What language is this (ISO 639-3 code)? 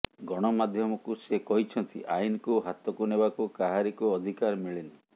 ori